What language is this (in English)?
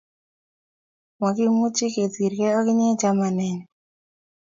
Kalenjin